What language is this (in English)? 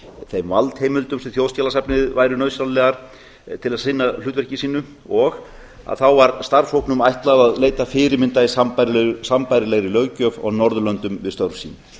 Icelandic